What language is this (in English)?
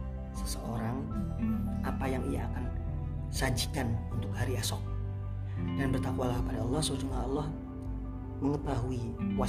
Indonesian